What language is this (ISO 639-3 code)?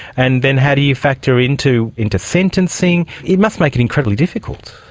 eng